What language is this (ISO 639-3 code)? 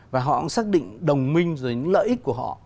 vie